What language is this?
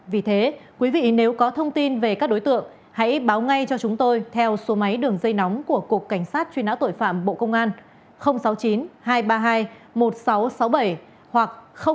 Vietnamese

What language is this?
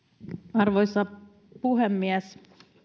Finnish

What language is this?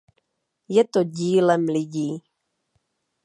Czech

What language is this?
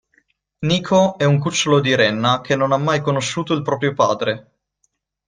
Italian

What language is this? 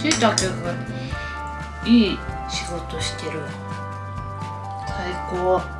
Japanese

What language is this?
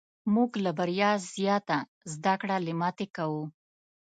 Pashto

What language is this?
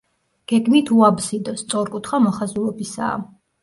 Georgian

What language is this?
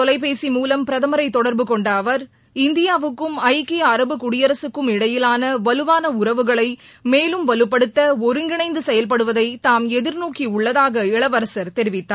Tamil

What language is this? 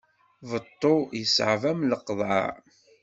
Kabyle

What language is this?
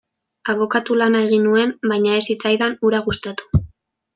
Basque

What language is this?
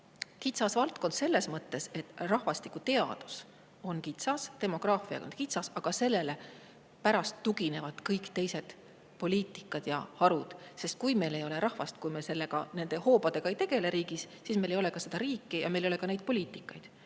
Estonian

